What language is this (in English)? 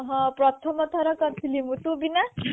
Odia